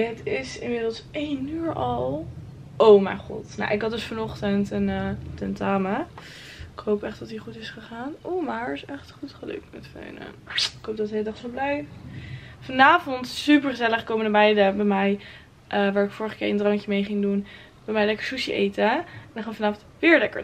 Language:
Dutch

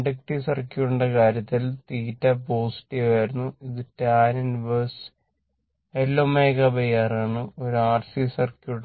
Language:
Malayalam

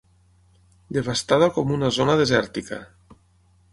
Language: Catalan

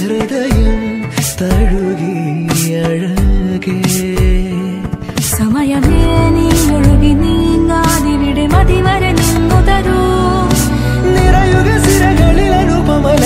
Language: Hindi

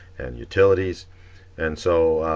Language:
English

